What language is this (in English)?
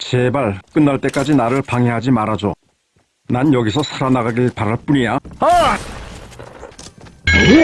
Korean